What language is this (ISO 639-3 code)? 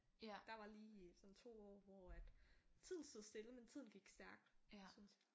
dan